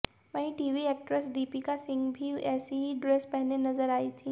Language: Hindi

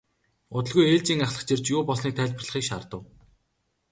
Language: Mongolian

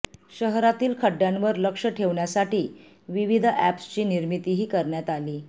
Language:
Marathi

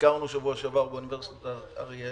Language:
Hebrew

